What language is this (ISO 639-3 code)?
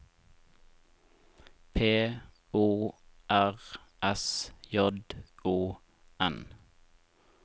nor